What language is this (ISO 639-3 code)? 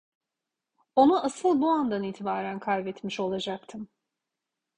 tur